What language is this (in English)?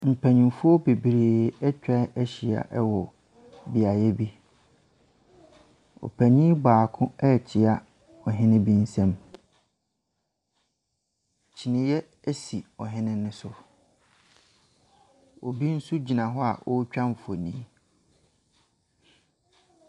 Akan